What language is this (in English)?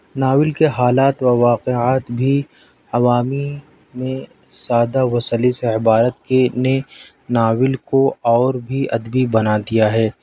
Urdu